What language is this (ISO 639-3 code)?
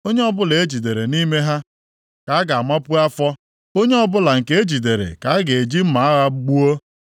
ibo